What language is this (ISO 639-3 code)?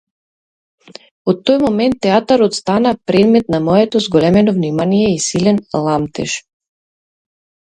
mkd